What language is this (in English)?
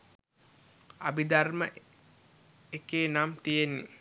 Sinhala